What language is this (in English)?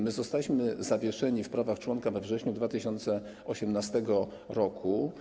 Polish